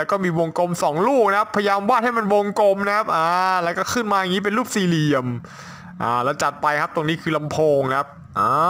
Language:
Thai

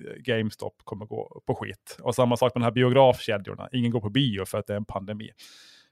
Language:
Swedish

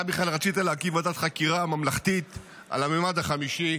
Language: Hebrew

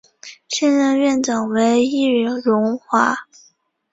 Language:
Chinese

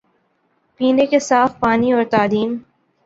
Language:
Urdu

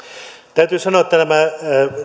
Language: Finnish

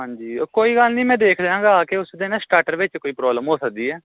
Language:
Punjabi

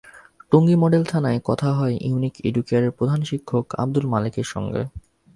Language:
Bangla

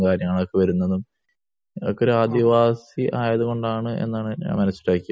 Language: Malayalam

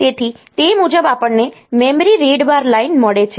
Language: Gujarati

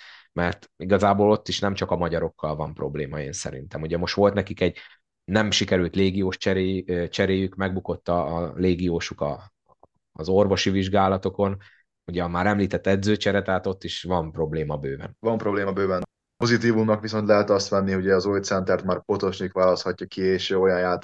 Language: Hungarian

